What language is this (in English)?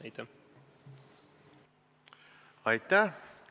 Estonian